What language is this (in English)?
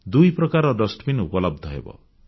Odia